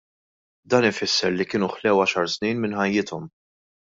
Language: Maltese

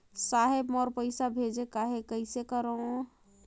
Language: Chhattisgarhi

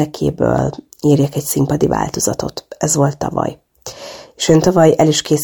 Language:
Hungarian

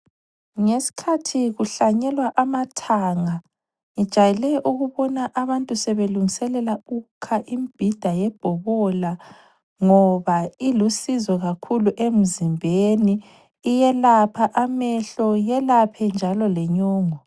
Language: North Ndebele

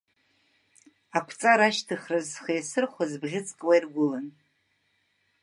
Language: Abkhazian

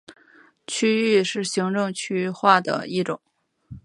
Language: Chinese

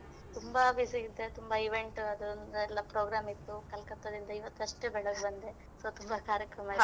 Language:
Kannada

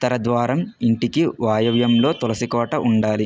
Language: Telugu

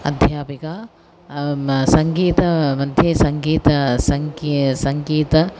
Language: Sanskrit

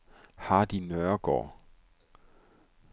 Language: Danish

